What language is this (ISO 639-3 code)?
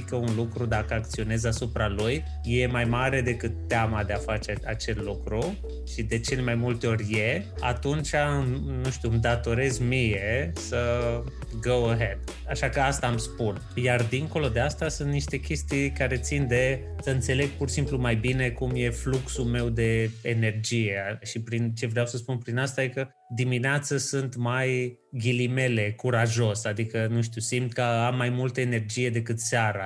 ron